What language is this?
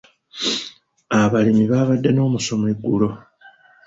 Ganda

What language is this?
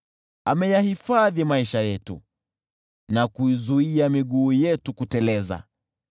Swahili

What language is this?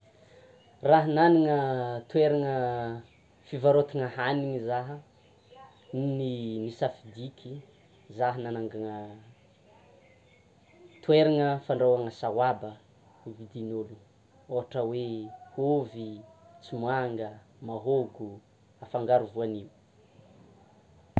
Tsimihety Malagasy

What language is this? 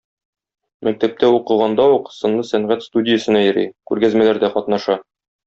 Tatar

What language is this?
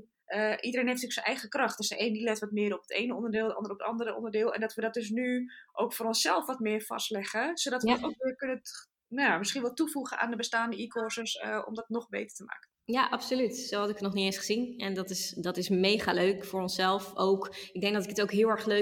Dutch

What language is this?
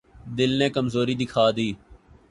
Urdu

